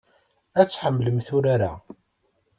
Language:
Kabyle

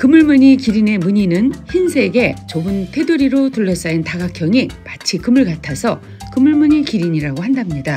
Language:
Korean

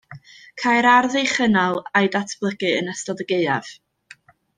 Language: Welsh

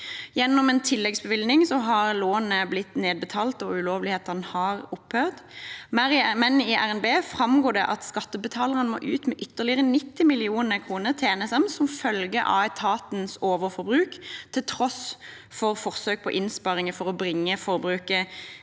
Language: Norwegian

